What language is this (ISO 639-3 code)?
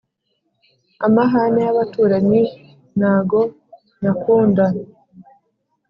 kin